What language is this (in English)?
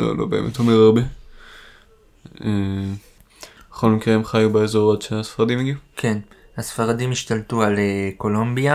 Hebrew